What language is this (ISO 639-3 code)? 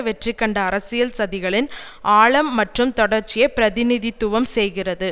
tam